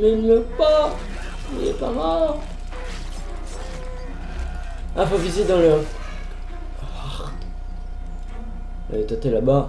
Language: French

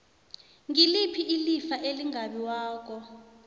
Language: South Ndebele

